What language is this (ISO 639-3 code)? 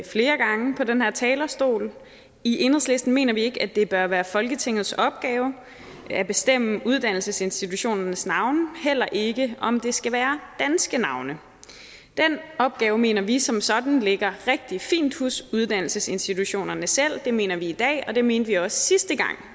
dan